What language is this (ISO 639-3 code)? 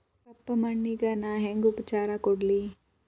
kan